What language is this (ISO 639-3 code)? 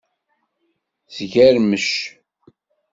kab